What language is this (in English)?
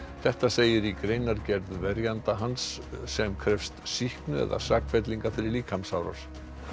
Icelandic